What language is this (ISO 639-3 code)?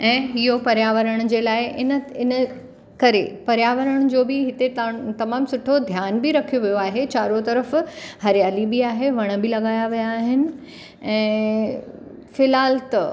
snd